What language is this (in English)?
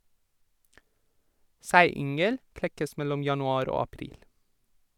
Norwegian